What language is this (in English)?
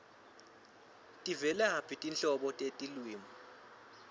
Swati